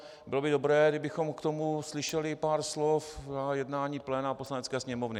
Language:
Czech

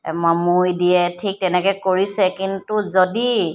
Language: Assamese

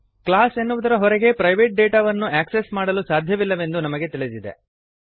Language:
Kannada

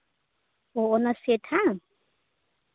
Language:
Santali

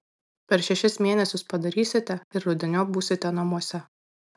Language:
Lithuanian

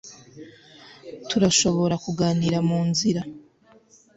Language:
Kinyarwanda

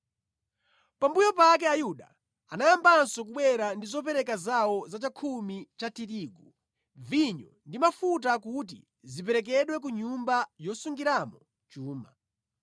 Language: Nyanja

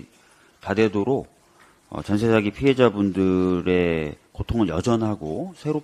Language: Korean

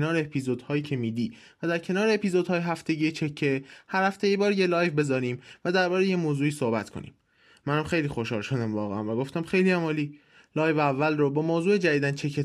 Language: Persian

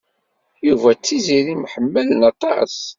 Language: Kabyle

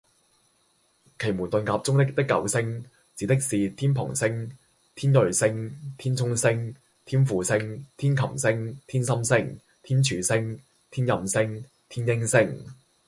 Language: Cantonese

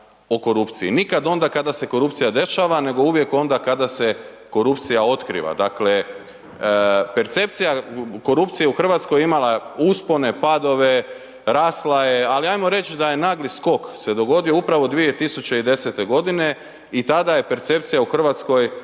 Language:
Croatian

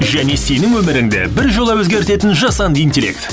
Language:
Kazakh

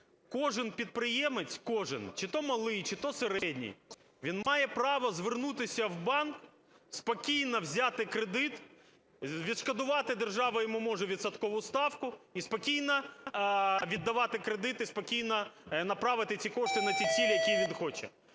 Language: Ukrainian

